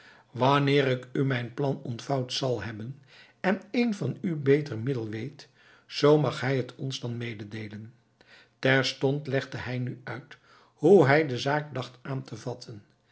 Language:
Dutch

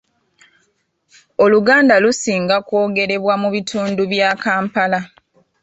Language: Ganda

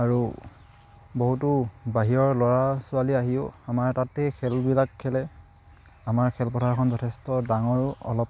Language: Assamese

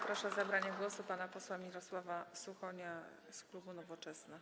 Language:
Polish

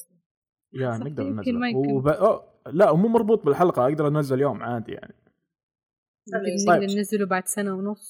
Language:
Arabic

